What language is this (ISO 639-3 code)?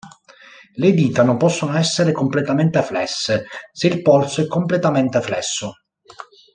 ita